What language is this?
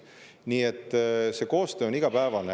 Estonian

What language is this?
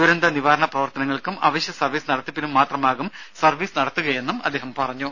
Malayalam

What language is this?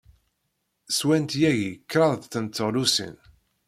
Kabyle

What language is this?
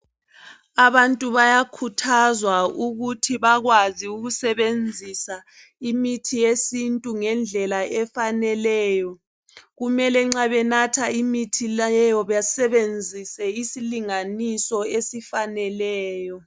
North Ndebele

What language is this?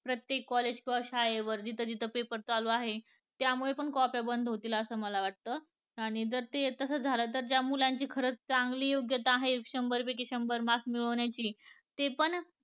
Marathi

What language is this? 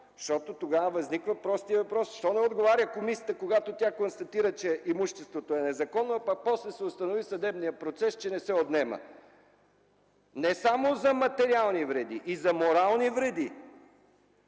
Bulgarian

